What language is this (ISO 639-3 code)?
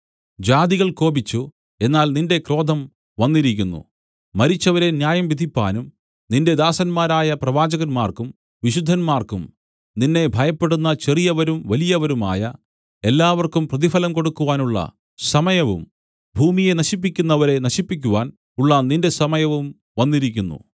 mal